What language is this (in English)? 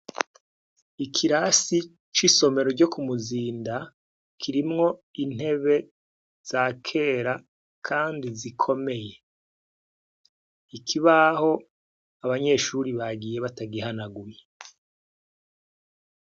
Rundi